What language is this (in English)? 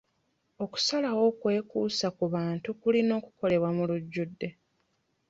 Ganda